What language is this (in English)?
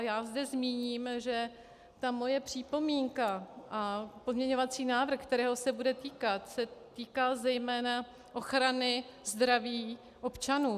Czech